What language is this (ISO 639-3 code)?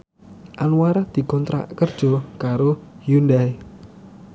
jav